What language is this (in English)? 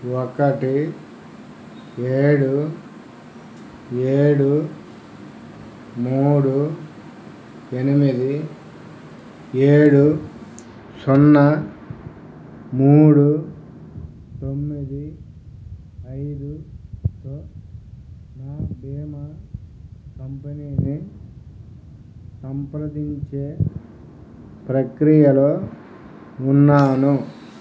Telugu